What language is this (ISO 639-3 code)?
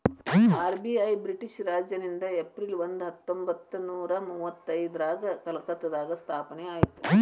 kan